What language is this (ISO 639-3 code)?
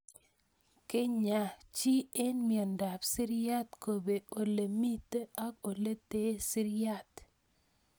kln